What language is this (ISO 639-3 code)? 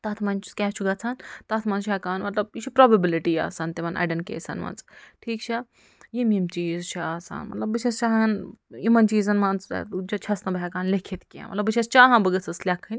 kas